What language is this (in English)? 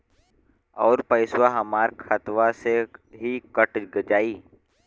Bhojpuri